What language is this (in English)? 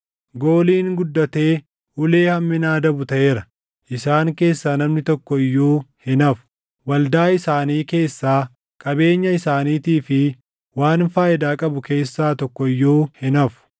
Oromo